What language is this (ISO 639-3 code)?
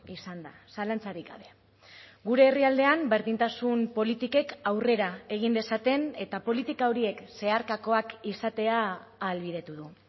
eus